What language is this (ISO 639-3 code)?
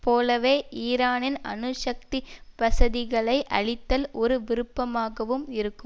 tam